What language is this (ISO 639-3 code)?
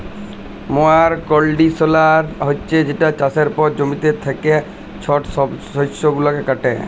ben